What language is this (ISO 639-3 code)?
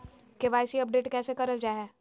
mag